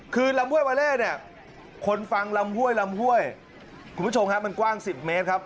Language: Thai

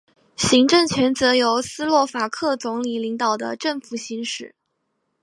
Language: Chinese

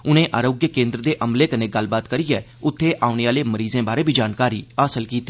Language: Dogri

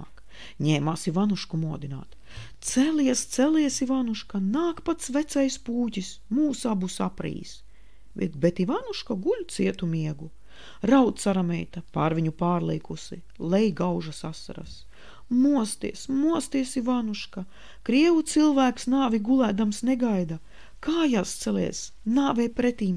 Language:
Latvian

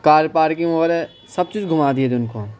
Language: Urdu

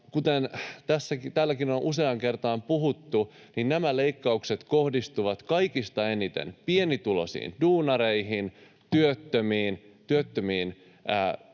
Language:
Finnish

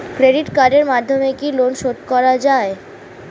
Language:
Bangla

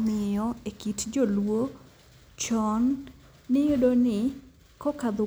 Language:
Luo (Kenya and Tanzania)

